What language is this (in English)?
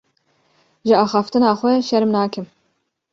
Kurdish